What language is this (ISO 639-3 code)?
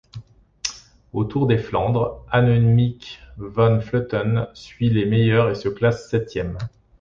fra